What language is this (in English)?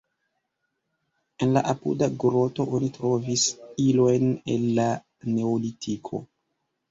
Esperanto